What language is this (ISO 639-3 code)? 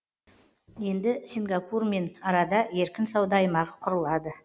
kaz